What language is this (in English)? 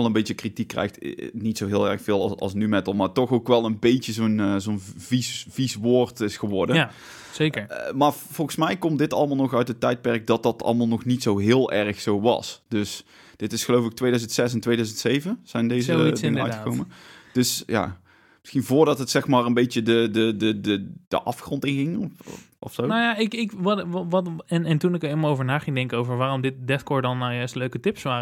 Dutch